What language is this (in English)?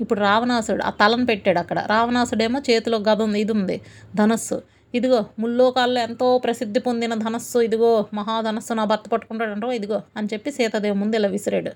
Telugu